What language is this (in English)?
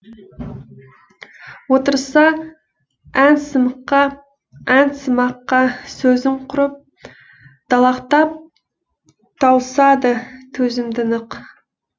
Kazakh